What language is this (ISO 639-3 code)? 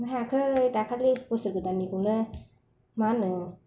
brx